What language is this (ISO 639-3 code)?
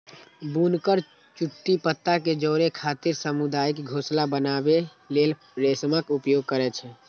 mai